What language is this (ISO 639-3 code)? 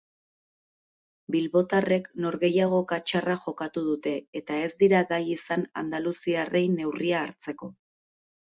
eus